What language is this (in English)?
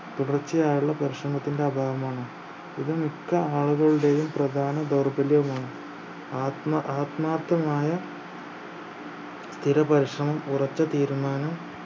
Malayalam